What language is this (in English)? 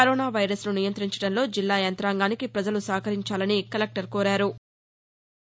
Telugu